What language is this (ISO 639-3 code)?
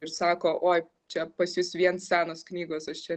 lit